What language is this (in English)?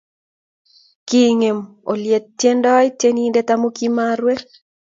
Kalenjin